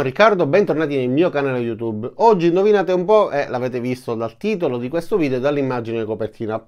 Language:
Italian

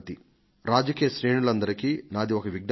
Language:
Telugu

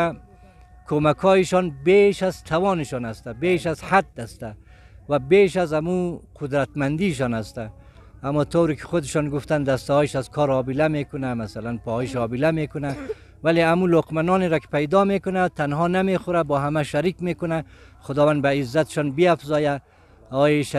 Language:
Persian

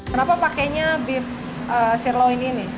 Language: Indonesian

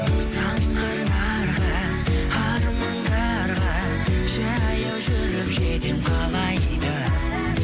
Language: Kazakh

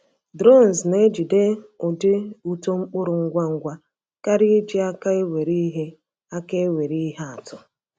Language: Igbo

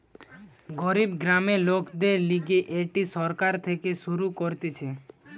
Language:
Bangla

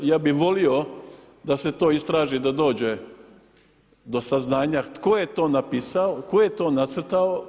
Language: Croatian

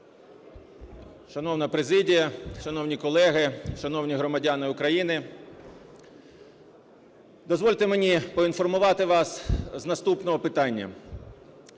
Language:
Ukrainian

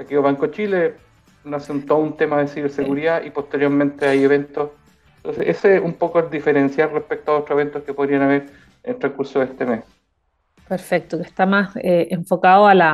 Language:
Spanish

